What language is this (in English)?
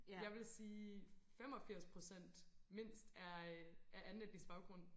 Danish